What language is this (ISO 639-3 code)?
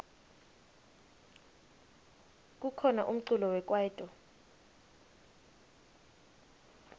ssw